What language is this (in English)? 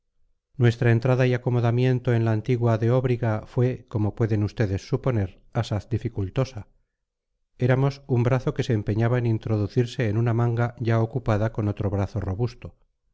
Spanish